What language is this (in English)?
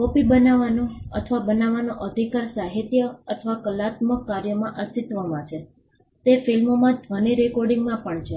Gujarati